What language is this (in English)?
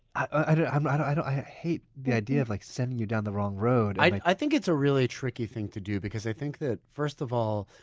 English